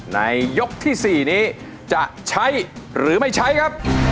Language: Thai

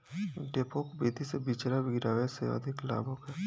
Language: Bhojpuri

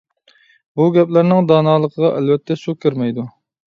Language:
Uyghur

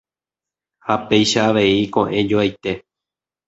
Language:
Guarani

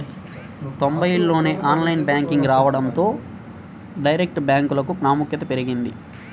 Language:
Telugu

